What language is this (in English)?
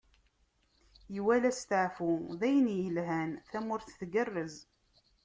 Kabyle